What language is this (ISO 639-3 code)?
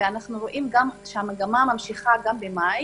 heb